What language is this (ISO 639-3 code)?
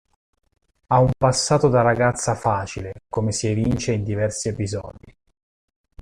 ita